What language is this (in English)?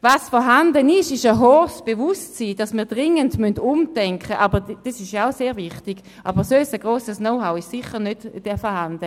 Swiss German